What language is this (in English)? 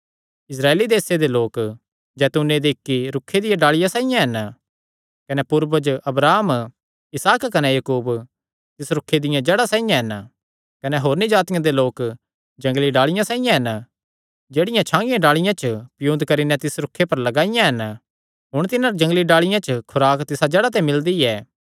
Kangri